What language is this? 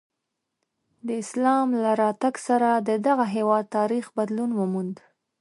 Pashto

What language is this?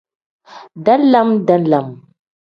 Tem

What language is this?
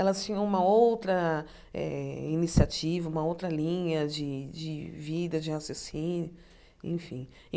Portuguese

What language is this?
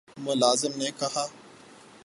Urdu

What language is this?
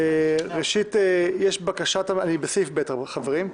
Hebrew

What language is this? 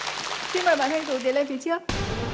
Vietnamese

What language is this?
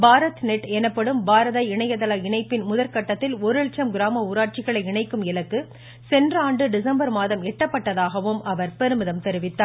Tamil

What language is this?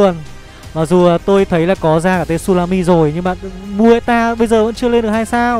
Vietnamese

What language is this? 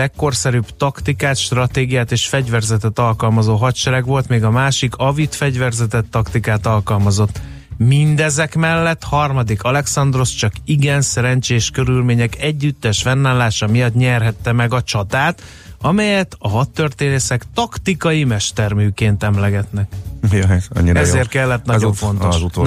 Hungarian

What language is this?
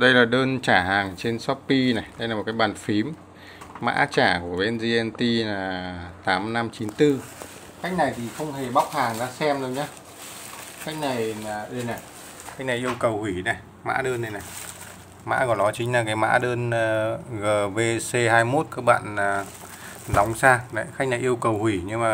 Vietnamese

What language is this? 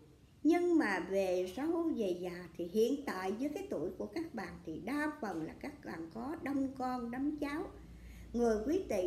Vietnamese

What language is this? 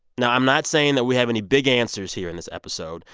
English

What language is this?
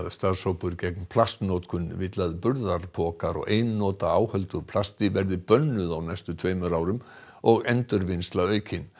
Icelandic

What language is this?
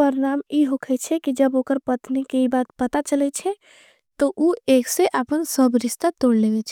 Angika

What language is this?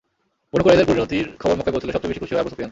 Bangla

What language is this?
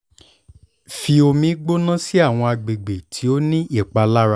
Yoruba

